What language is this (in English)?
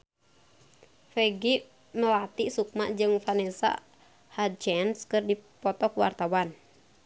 Sundanese